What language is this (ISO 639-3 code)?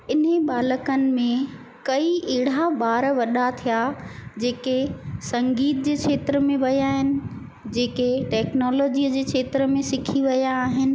snd